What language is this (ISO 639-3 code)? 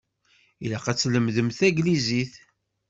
kab